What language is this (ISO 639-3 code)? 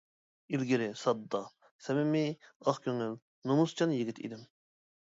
uig